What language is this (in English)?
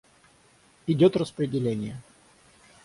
Russian